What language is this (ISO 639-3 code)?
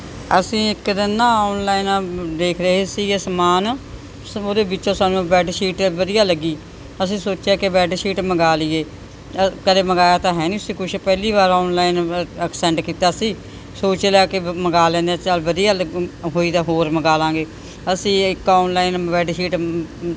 pan